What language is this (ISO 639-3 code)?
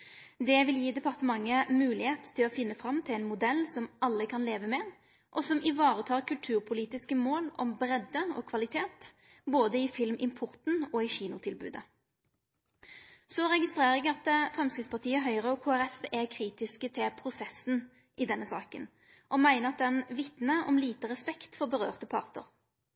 nno